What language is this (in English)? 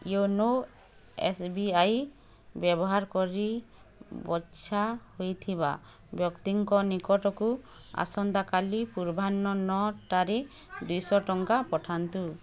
Odia